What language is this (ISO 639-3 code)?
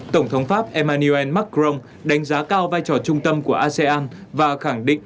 vie